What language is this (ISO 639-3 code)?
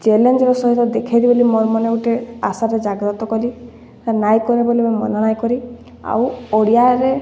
ori